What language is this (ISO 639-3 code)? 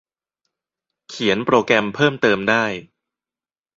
tha